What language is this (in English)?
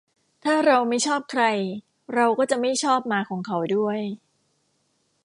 Thai